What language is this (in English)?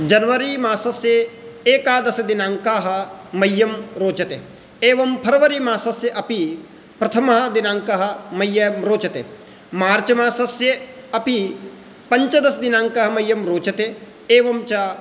Sanskrit